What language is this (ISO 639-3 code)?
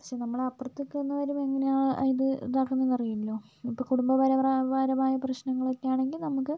mal